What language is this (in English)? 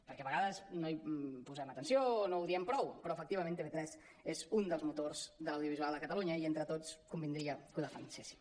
Catalan